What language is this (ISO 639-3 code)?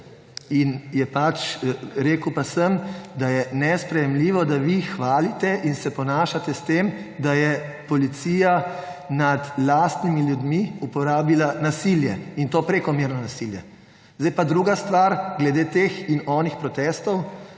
slv